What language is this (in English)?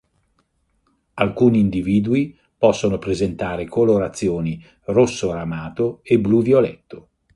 Italian